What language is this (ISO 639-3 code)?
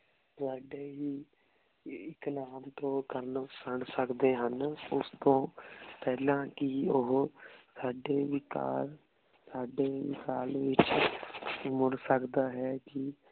pan